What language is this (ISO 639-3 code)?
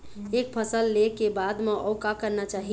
hne